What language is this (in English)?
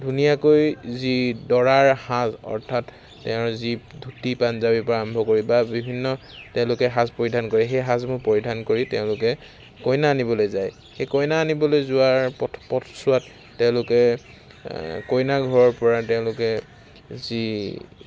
Assamese